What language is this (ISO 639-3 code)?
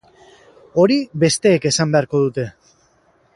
eus